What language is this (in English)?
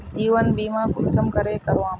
Magahi